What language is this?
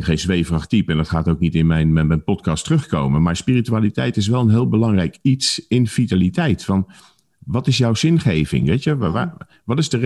Dutch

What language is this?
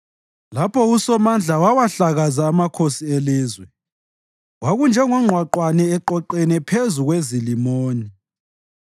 North Ndebele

